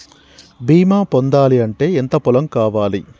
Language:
Telugu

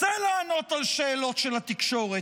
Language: Hebrew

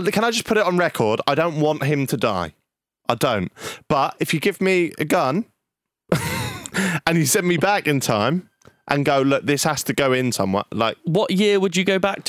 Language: English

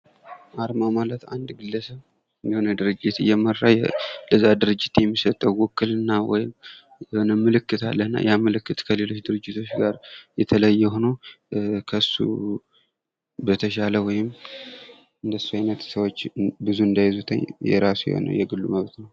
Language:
Amharic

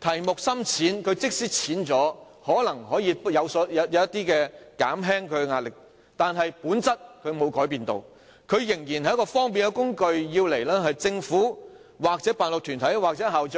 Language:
Cantonese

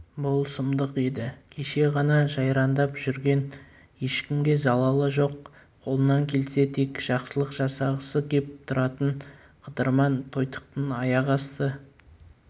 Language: Kazakh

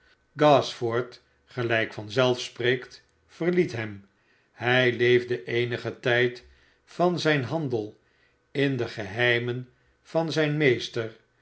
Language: Dutch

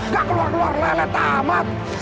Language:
Indonesian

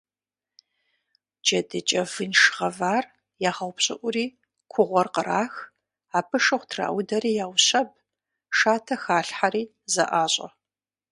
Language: Kabardian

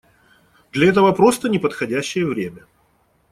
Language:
Russian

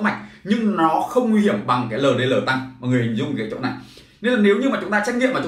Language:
Vietnamese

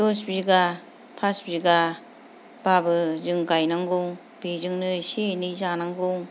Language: Bodo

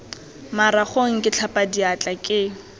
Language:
Tswana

